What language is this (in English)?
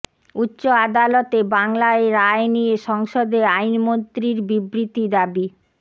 Bangla